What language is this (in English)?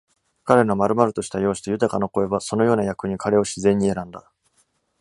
Japanese